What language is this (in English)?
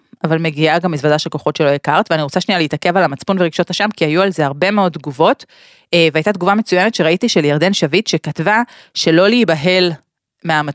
Hebrew